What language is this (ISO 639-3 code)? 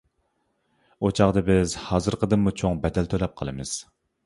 uig